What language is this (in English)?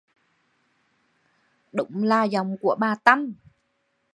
Vietnamese